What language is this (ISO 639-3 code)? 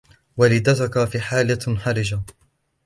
ara